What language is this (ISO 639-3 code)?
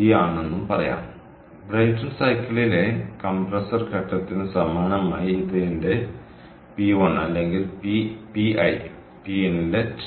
mal